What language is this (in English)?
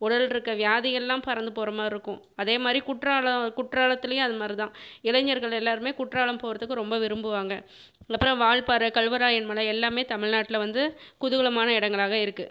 Tamil